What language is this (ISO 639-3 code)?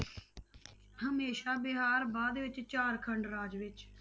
pan